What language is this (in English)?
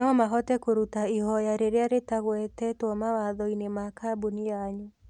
Kikuyu